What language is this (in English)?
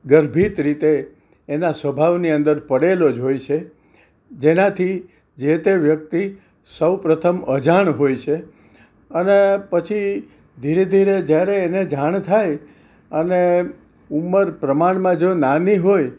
Gujarati